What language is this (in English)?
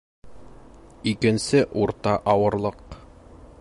Bashkir